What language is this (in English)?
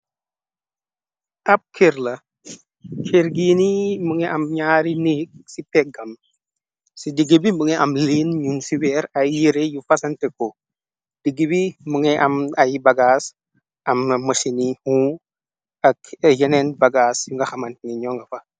Wolof